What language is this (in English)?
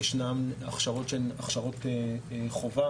Hebrew